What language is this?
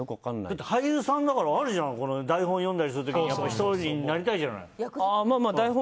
Japanese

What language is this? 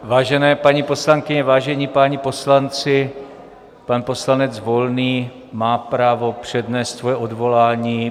Czech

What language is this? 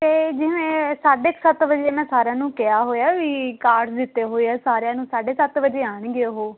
Punjabi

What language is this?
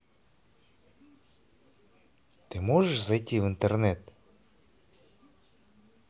Russian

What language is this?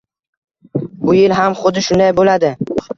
Uzbek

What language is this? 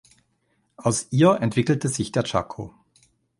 German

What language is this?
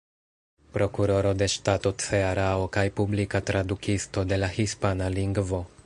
Esperanto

